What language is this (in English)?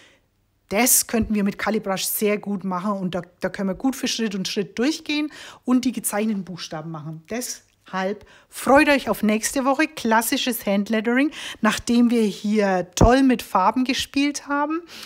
German